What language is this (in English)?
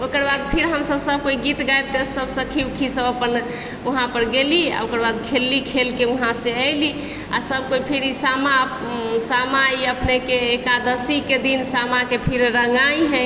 Maithili